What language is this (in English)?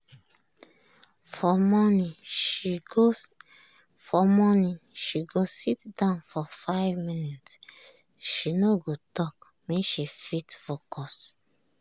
Nigerian Pidgin